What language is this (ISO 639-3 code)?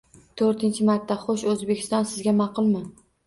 uzb